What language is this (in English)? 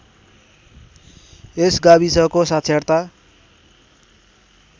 Nepali